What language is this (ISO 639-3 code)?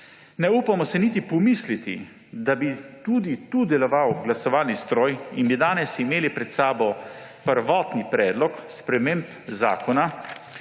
slv